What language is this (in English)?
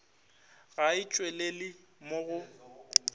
Northern Sotho